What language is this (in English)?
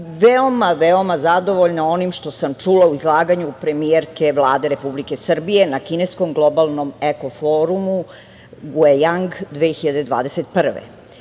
Serbian